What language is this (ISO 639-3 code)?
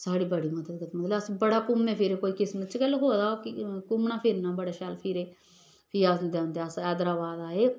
doi